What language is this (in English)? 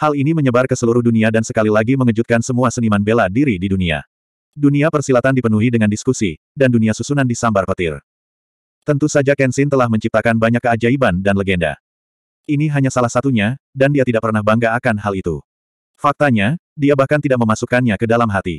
Indonesian